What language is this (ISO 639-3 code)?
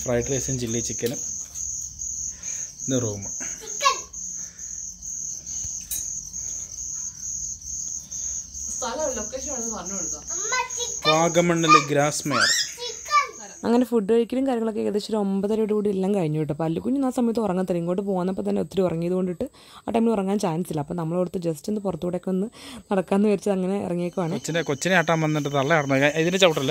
mal